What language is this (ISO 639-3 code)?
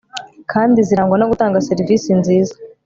kin